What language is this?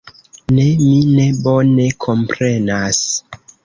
Esperanto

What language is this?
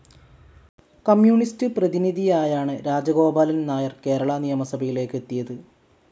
Malayalam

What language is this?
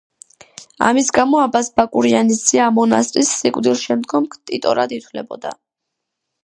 Georgian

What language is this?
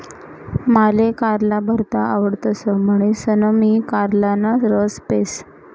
Marathi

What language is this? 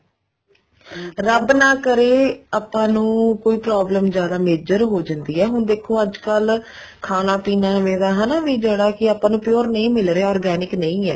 Punjabi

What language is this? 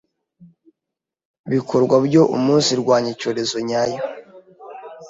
Kinyarwanda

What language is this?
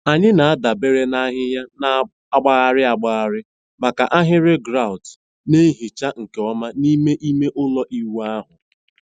Igbo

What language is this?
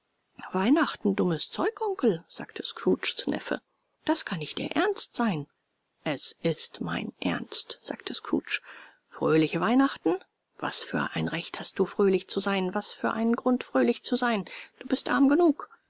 German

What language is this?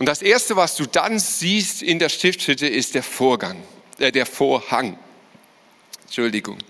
German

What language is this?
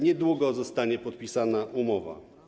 Polish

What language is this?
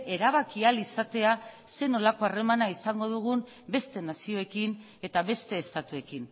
Basque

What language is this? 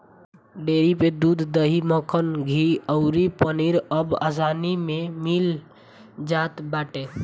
Bhojpuri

